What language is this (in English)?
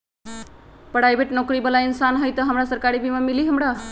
Magahi